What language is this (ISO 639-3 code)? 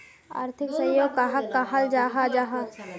mag